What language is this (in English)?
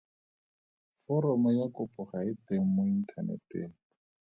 Tswana